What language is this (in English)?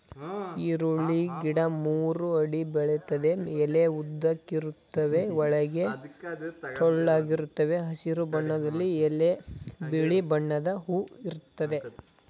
Kannada